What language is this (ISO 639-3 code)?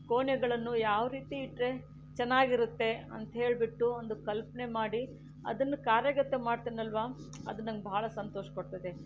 kan